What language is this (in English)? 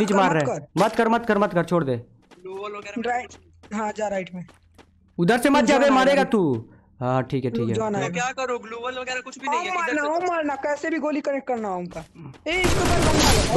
Hindi